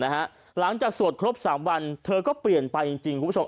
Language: Thai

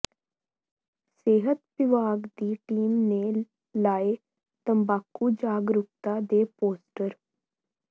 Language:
Punjabi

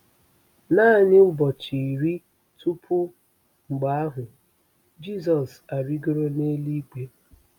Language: Igbo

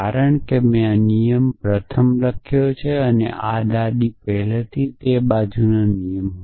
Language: Gujarati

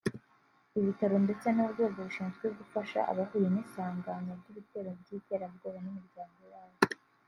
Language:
Kinyarwanda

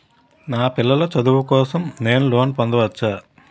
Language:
Telugu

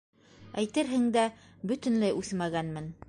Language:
Bashkir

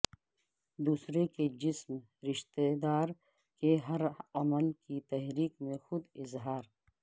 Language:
Urdu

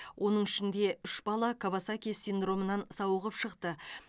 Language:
Kazakh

